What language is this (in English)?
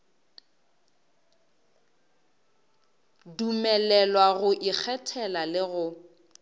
Northern Sotho